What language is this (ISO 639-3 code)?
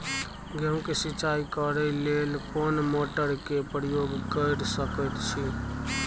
mai